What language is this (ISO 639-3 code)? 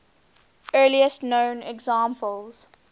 eng